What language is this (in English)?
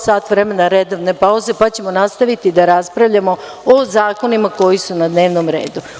Serbian